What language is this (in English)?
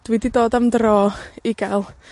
Welsh